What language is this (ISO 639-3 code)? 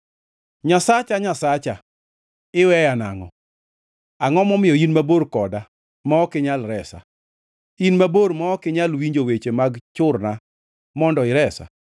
luo